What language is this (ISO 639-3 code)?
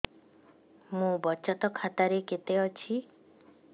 ori